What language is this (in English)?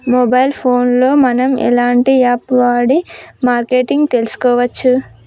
Telugu